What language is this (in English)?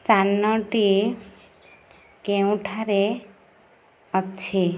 Odia